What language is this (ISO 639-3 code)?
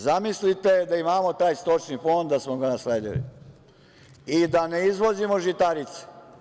srp